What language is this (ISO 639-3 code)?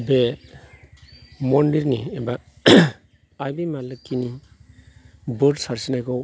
brx